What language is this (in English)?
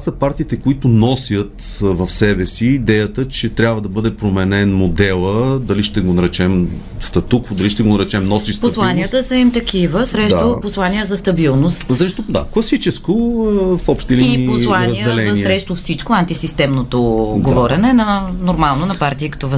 Bulgarian